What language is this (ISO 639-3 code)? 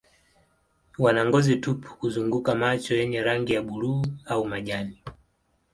swa